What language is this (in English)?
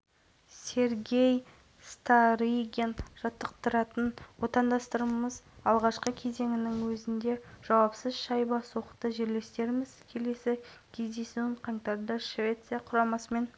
Kazakh